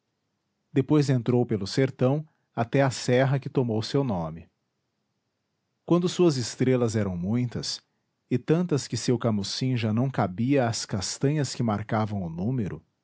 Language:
Portuguese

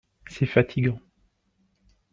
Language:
French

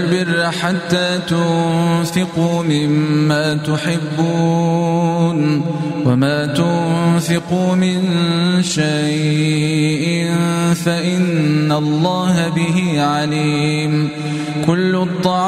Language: Arabic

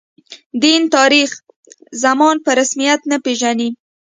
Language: Pashto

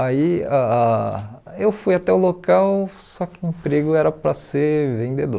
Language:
Portuguese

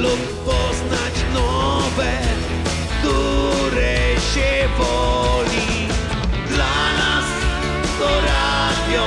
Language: Polish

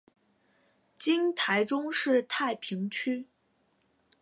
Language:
Chinese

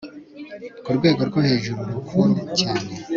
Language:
Kinyarwanda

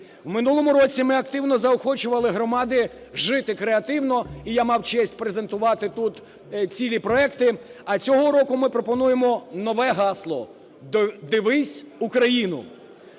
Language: Ukrainian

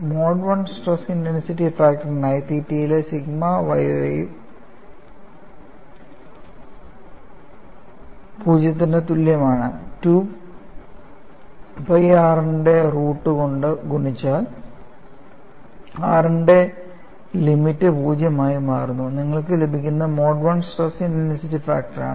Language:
Malayalam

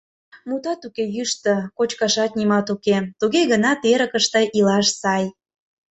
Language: Mari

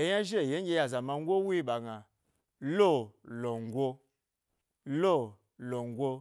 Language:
Gbari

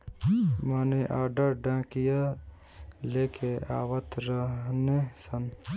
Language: Bhojpuri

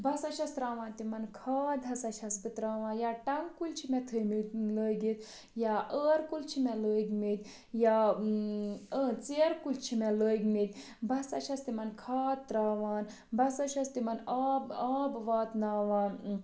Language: Kashmiri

